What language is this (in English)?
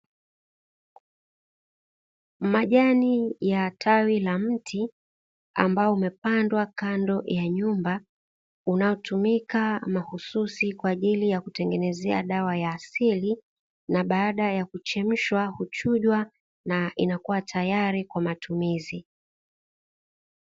Swahili